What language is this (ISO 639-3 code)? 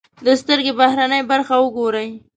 pus